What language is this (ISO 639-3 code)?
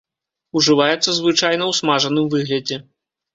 bel